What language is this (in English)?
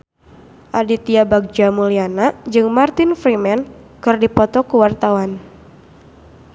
Sundanese